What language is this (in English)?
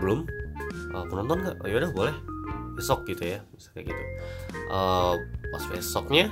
Indonesian